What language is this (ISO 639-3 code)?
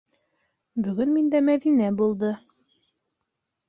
bak